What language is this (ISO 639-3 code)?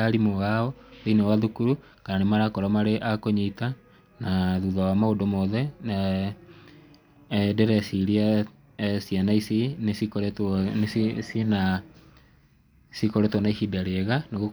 kik